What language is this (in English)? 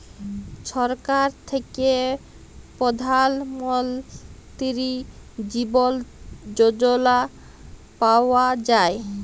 Bangla